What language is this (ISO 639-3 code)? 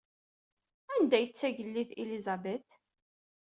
kab